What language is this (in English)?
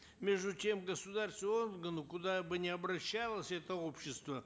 Kazakh